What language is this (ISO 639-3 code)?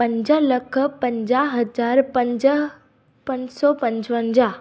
snd